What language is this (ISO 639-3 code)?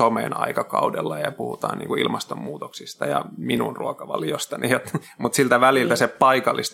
fin